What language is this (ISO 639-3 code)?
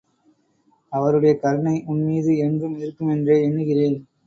tam